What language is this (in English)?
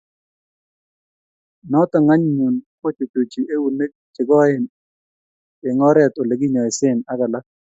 Kalenjin